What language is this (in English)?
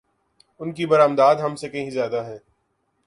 Urdu